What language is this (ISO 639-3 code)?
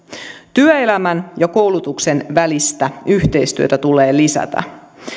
fin